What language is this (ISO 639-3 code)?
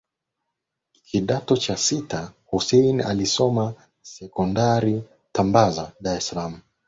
swa